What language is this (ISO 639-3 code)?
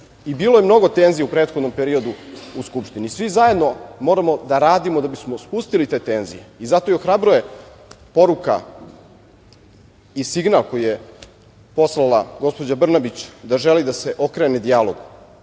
srp